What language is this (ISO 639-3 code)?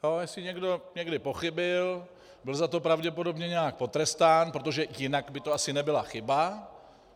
ces